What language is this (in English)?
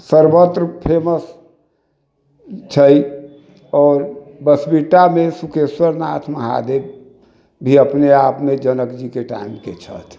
Maithili